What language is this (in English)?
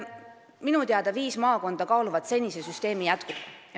Estonian